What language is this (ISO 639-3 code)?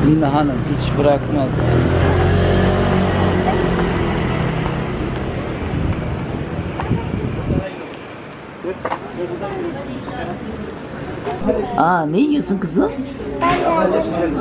tur